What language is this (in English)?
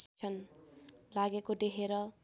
Nepali